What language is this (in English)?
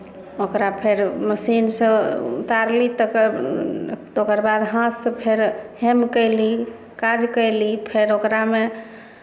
Maithili